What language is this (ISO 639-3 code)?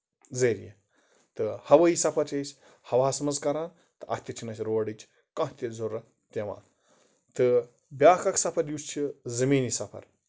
kas